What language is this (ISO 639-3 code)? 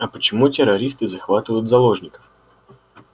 rus